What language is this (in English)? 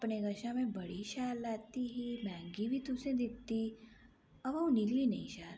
Dogri